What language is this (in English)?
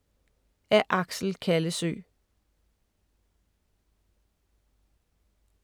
Danish